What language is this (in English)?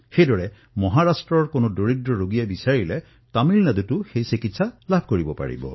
Assamese